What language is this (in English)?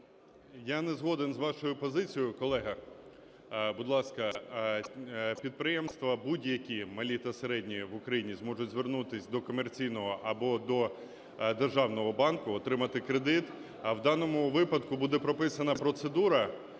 Ukrainian